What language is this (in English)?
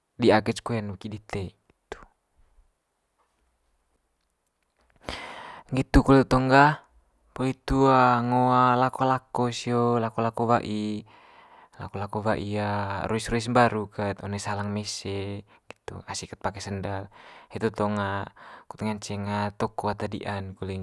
Manggarai